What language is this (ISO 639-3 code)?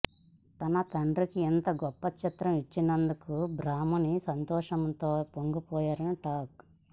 tel